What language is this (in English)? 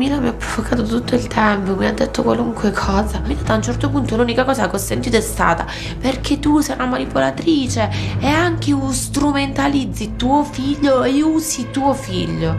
Italian